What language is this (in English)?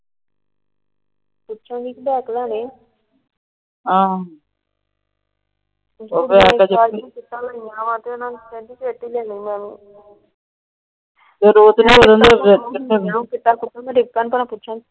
Punjabi